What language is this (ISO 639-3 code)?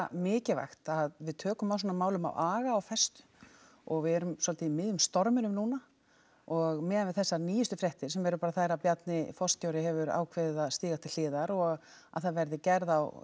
isl